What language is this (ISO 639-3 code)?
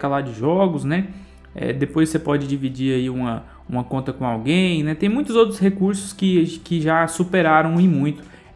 por